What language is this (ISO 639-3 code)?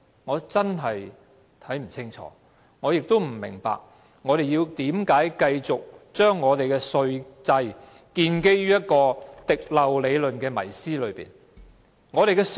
yue